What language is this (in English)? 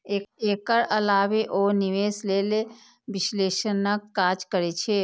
Maithili